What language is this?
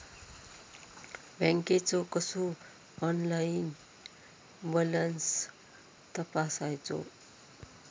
Marathi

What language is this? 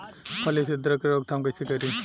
Bhojpuri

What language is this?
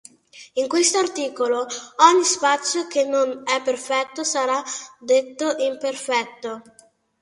Italian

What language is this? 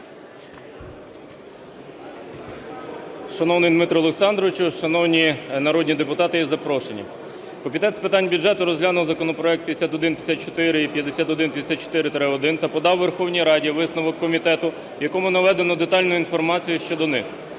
Ukrainian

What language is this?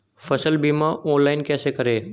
Hindi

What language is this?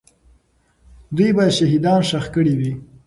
Pashto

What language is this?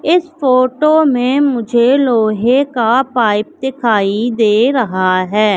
Hindi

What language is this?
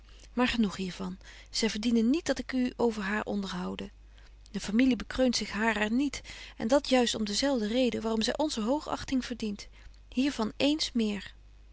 Dutch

